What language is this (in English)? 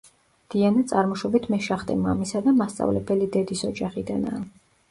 Georgian